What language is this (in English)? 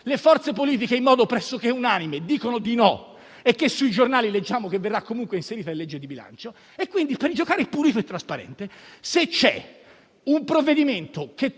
Italian